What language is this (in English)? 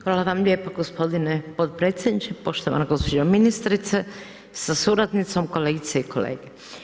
Croatian